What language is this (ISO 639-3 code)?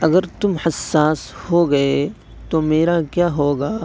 urd